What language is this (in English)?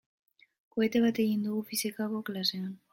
Basque